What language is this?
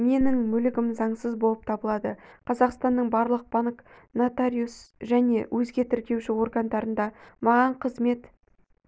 Kazakh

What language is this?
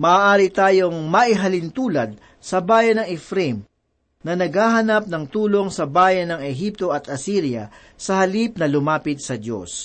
Filipino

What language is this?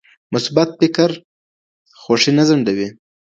Pashto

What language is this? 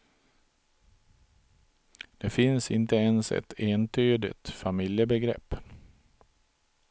Swedish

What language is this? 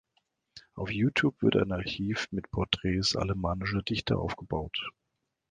German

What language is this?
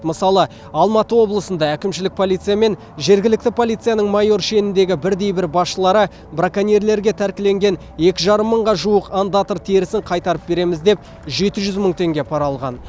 Kazakh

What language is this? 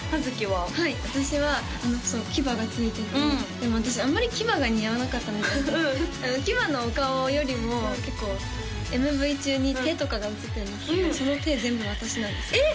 Japanese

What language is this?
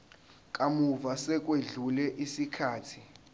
Zulu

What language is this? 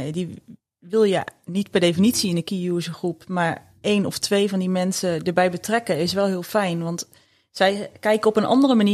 Dutch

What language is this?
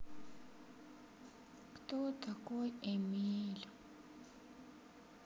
Russian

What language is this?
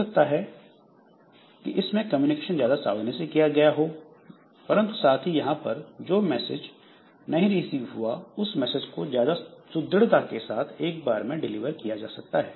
Hindi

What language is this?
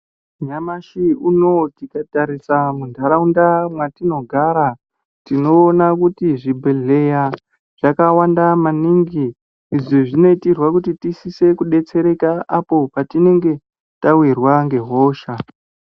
Ndau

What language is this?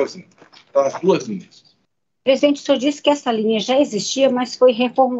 Portuguese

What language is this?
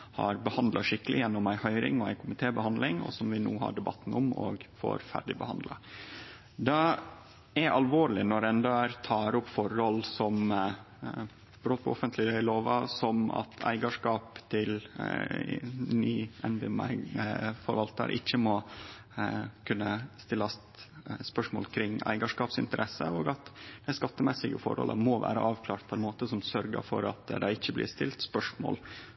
Norwegian Nynorsk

